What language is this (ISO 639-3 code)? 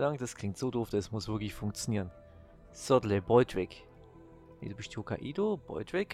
deu